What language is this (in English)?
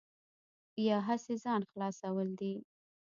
Pashto